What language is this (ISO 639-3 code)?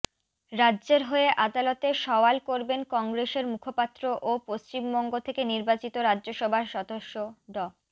ben